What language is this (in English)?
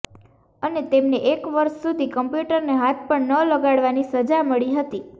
Gujarati